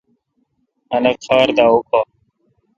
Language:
Kalkoti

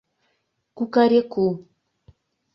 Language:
Mari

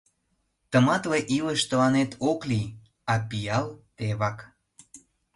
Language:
Mari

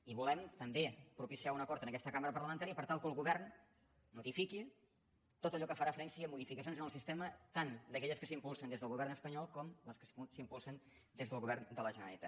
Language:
Catalan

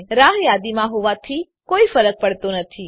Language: Gujarati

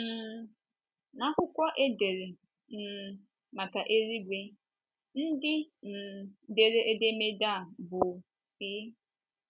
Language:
Igbo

